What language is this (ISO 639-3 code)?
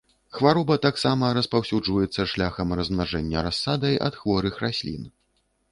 bel